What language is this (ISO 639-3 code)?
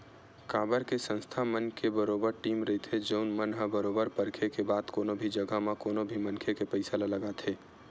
hne